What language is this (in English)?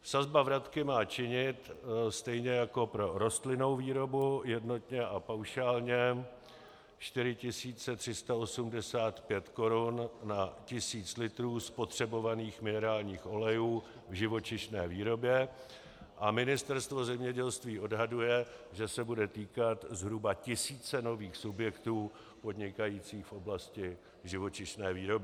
Czech